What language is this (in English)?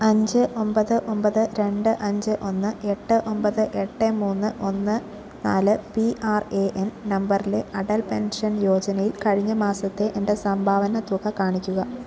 Malayalam